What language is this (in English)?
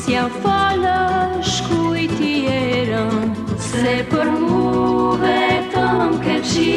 Romanian